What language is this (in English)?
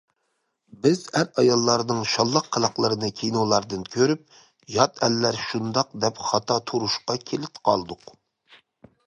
Uyghur